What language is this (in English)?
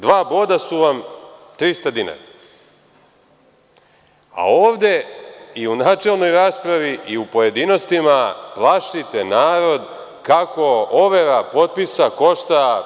Serbian